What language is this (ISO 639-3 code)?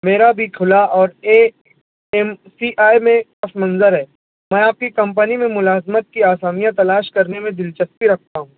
urd